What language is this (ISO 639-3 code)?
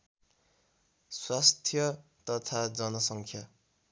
nep